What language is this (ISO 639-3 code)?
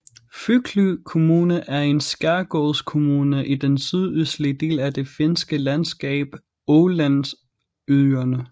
dan